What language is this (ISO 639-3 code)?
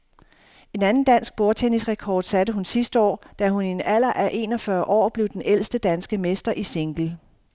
dan